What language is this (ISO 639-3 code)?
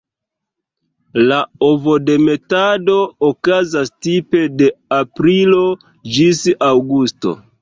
epo